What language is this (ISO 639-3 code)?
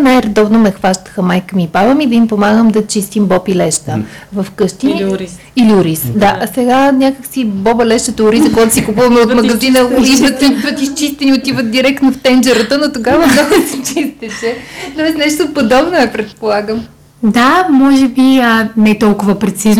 bul